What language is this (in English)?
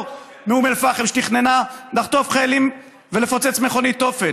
Hebrew